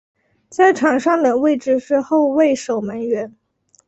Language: Chinese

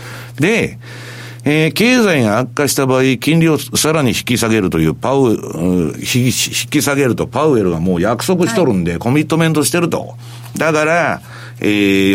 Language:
Japanese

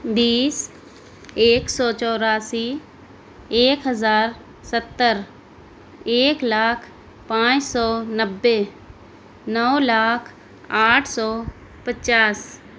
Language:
Urdu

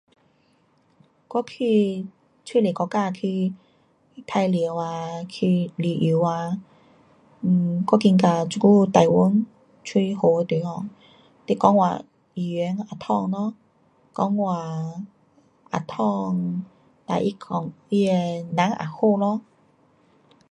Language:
Pu-Xian Chinese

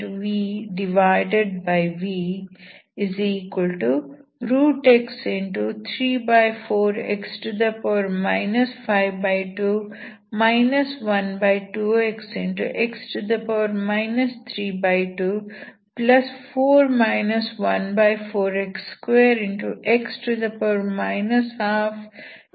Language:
Kannada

